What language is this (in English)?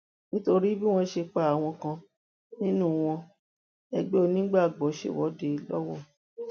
Yoruba